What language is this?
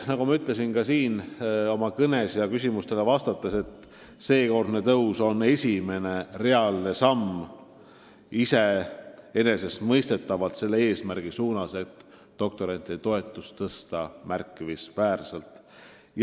Estonian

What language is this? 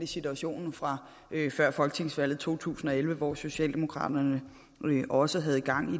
Danish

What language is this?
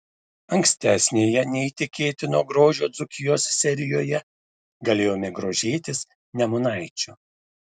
Lithuanian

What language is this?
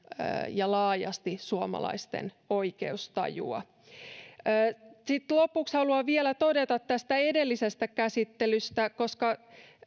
Finnish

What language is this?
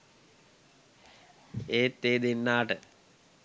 Sinhala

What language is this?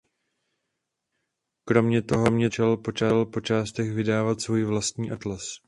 Czech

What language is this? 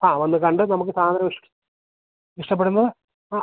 Malayalam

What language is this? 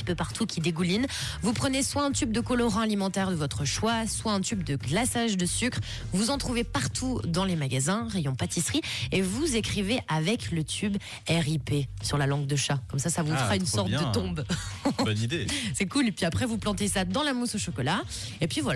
French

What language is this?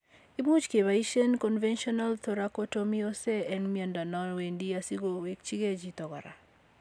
Kalenjin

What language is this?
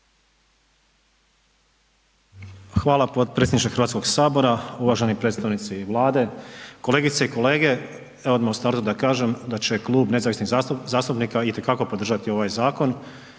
Croatian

